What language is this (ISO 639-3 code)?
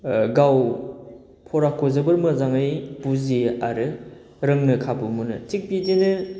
brx